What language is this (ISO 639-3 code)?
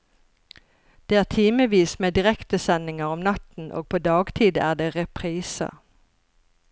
nor